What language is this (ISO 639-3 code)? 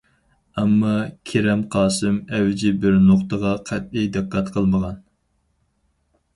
uig